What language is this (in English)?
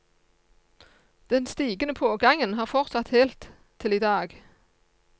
Norwegian